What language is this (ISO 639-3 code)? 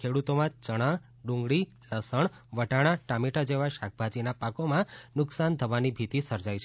guj